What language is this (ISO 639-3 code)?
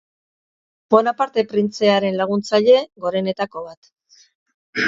eus